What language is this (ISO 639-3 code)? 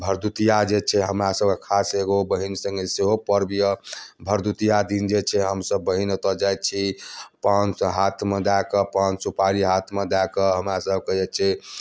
mai